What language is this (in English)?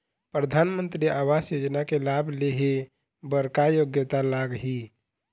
Chhattisgarhi